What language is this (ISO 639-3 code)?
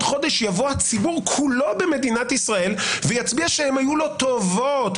heb